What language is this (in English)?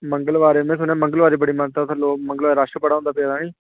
Dogri